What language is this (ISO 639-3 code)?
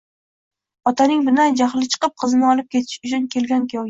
uzb